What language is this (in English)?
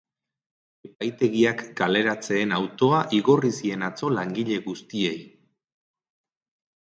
Basque